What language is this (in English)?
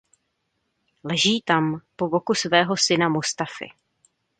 Czech